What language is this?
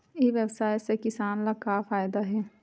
Chhattisgarhi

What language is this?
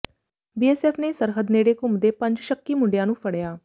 Punjabi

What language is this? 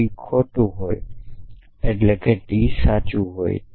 Gujarati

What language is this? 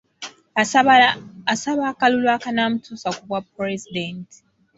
Ganda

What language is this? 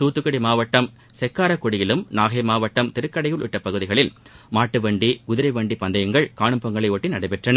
Tamil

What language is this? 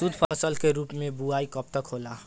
Bhojpuri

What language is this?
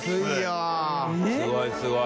Japanese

